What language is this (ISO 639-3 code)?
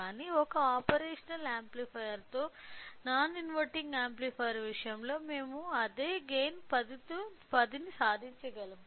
tel